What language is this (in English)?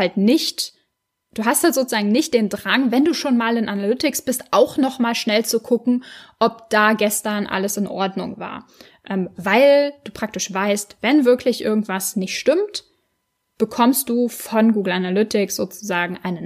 German